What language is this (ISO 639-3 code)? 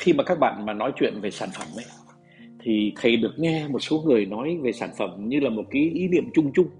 vie